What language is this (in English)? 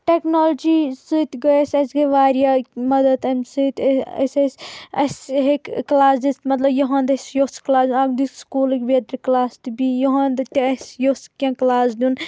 Kashmiri